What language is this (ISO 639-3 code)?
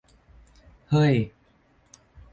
tha